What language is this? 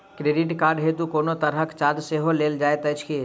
Maithili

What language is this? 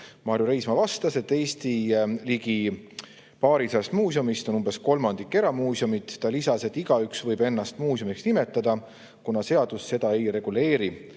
Estonian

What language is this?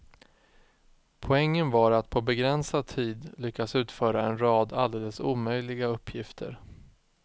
Swedish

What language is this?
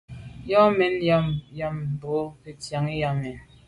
Medumba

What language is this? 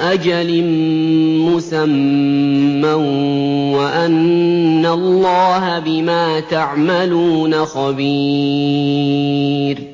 Arabic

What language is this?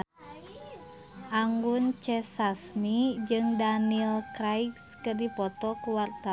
Sundanese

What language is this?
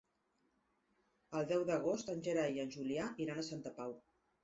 Catalan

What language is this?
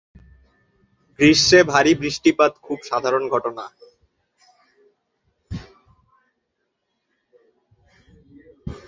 Bangla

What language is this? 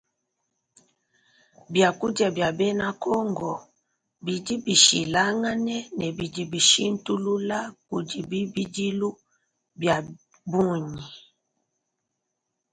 Luba-Lulua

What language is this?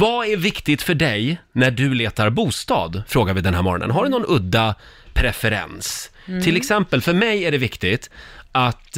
Swedish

